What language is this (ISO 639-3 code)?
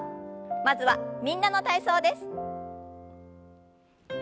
jpn